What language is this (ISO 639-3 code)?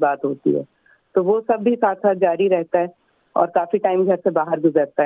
urd